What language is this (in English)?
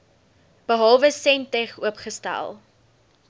Afrikaans